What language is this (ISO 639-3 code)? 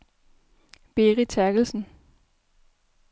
dan